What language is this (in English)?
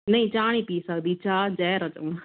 Punjabi